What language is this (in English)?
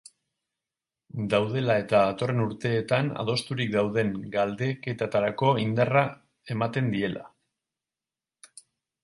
Basque